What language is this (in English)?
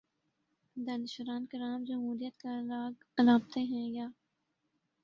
Urdu